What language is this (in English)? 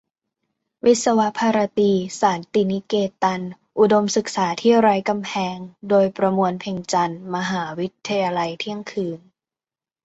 Thai